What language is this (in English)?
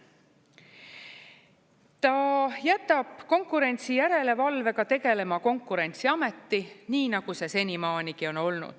Estonian